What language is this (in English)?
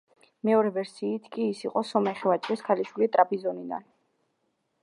Georgian